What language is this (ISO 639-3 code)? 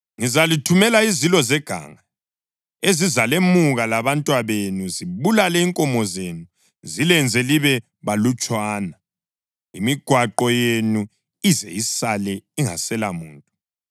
nde